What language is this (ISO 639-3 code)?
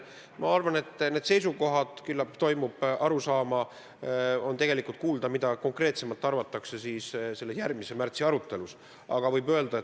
est